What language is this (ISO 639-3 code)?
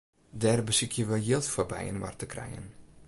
fry